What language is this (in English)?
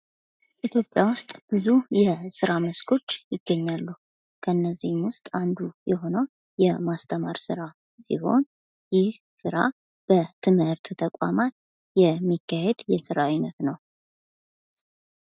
Amharic